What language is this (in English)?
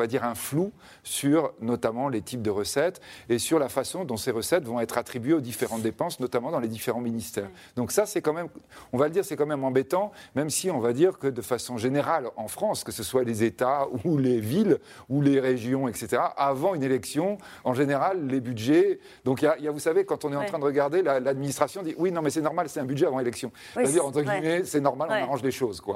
French